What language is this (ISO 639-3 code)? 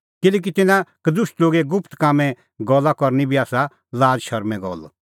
kfx